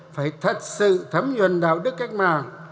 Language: Vietnamese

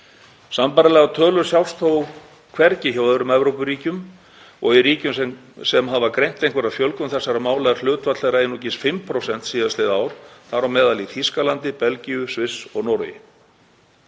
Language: Icelandic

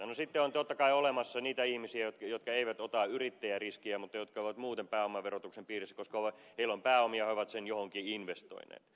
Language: Finnish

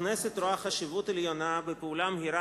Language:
Hebrew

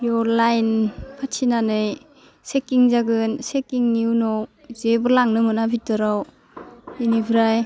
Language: Bodo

